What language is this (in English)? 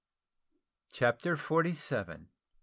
English